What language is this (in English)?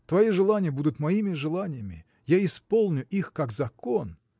Russian